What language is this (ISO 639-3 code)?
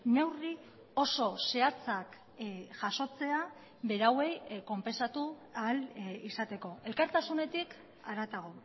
eus